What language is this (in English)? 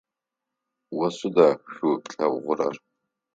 Adyghe